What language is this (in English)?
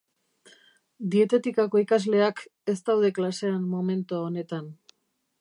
Basque